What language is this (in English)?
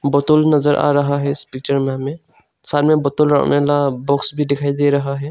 Hindi